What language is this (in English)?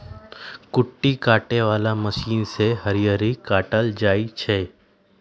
Magahi